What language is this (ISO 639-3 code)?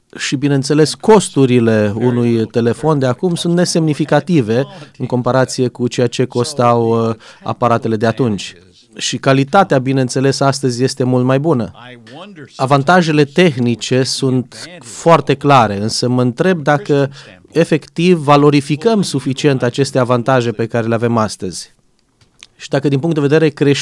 ron